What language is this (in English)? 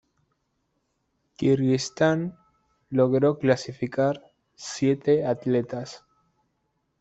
Spanish